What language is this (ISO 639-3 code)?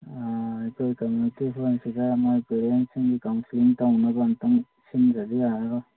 mni